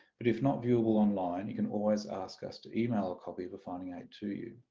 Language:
English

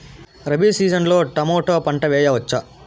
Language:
Telugu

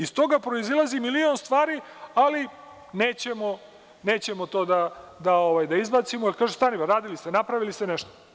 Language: Serbian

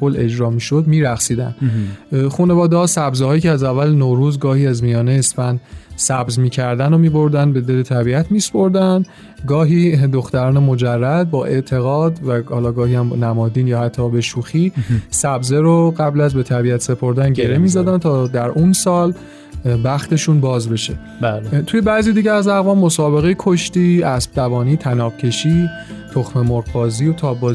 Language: Persian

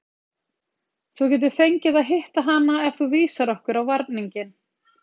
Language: Icelandic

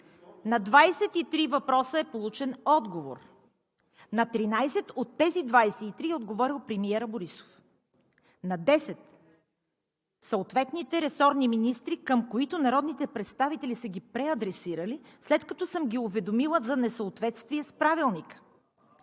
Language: Bulgarian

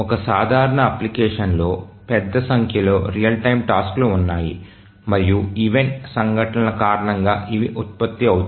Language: Telugu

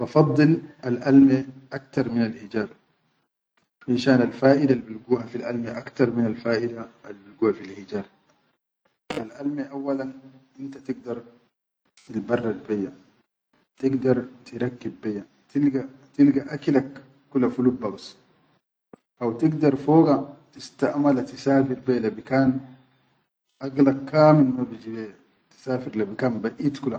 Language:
Chadian Arabic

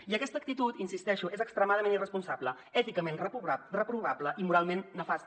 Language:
Catalan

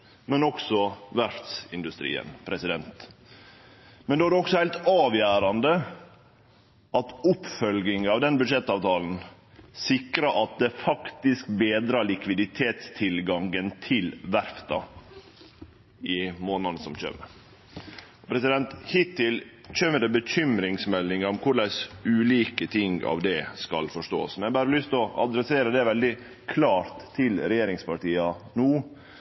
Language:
Norwegian Nynorsk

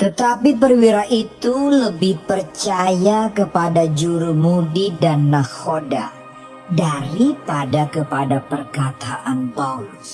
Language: Indonesian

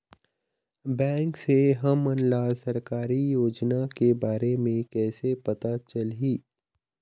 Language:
Chhattisgarhi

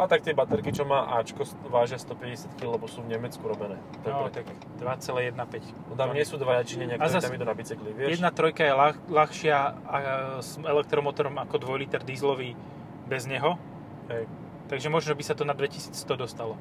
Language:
Slovak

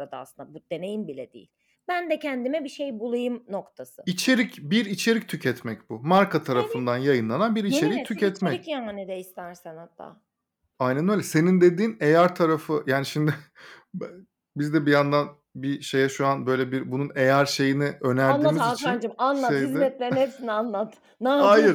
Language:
Turkish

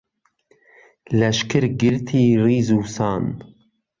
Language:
Central Kurdish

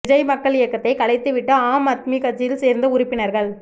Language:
Tamil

